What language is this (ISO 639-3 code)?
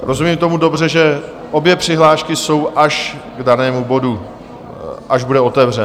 ces